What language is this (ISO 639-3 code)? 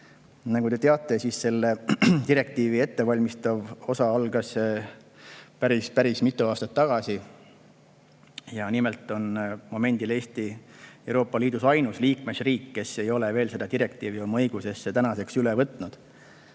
est